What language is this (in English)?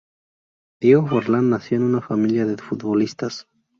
Spanish